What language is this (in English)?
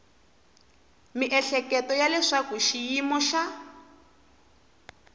Tsonga